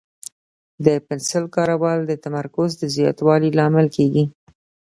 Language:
Pashto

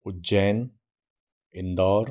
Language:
Hindi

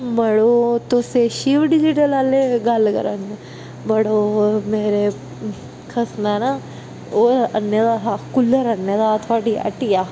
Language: Dogri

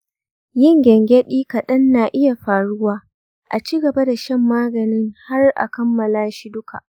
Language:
Hausa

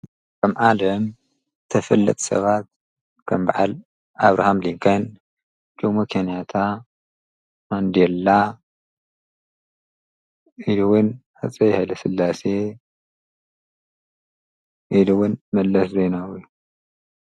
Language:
Tigrinya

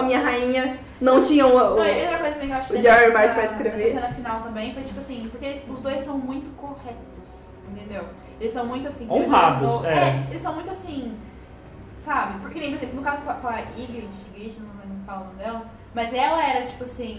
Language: Portuguese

